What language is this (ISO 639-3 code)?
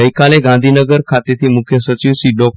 guj